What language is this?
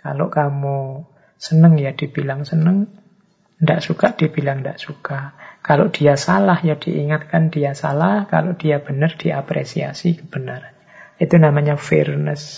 Indonesian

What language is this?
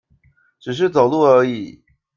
Chinese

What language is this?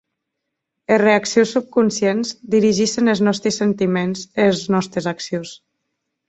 Occitan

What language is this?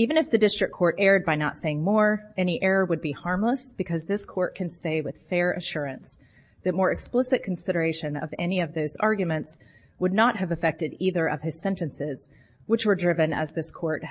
English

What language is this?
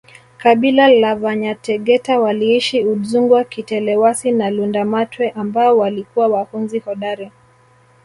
Swahili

